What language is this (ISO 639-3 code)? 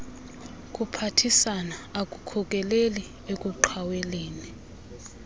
xho